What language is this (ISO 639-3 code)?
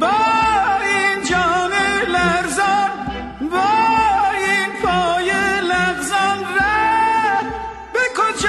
fas